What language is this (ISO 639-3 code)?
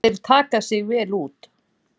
isl